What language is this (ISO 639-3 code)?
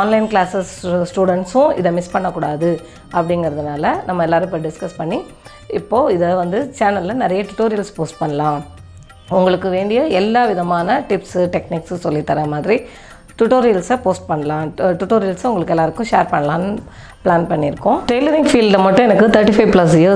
tam